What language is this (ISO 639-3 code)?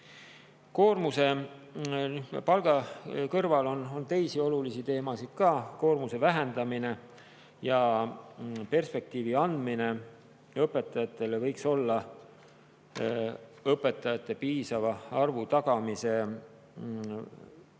est